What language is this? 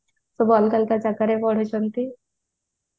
Odia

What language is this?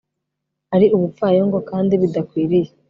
Kinyarwanda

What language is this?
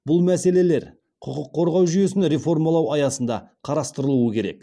Kazakh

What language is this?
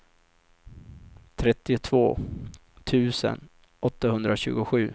Swedish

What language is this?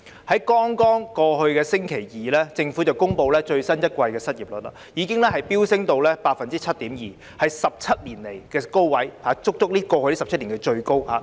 Cantonese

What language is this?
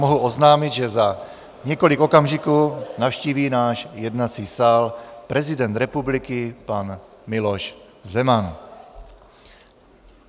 Czech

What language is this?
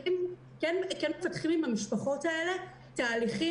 Hebrew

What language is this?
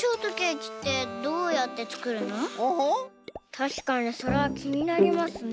Japanese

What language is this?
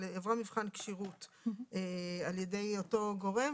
Hebrew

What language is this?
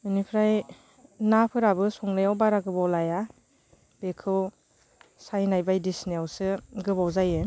Bodo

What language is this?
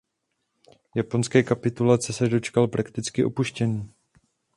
Czech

